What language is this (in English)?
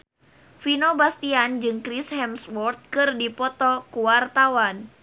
Sundanese